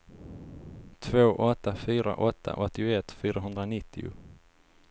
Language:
Swedish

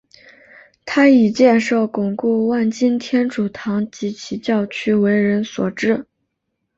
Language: Chinese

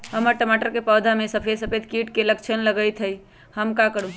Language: Magahi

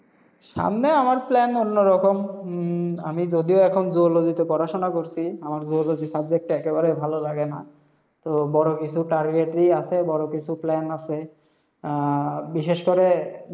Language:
Bangla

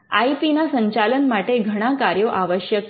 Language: Gujarati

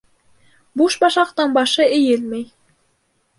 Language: Bashkir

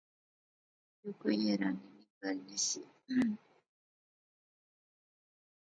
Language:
Pahari-Potwari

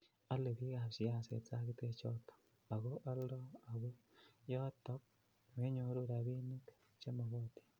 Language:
Kalenjin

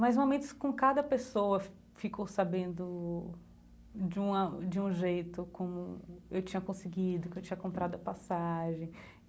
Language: Portuguese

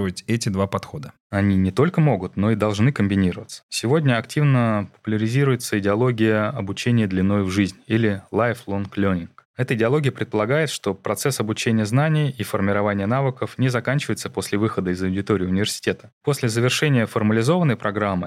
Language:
Russian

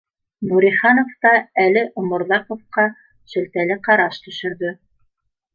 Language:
Bashkir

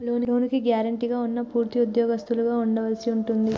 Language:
Telugu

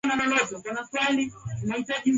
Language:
Swahili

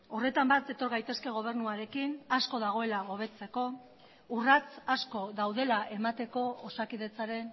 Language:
Basque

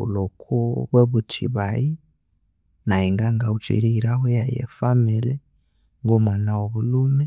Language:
Konzo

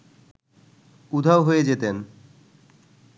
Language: Bangla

